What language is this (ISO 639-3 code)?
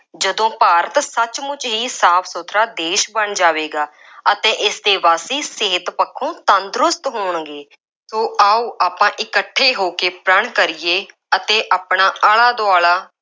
pan